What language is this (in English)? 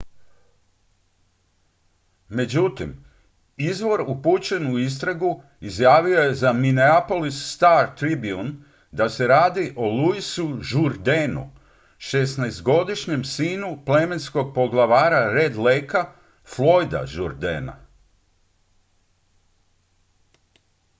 Croatian